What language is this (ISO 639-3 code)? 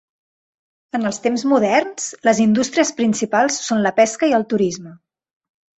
cat